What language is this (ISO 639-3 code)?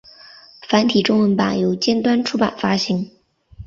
zho